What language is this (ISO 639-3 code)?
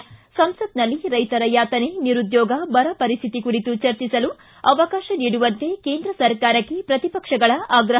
kan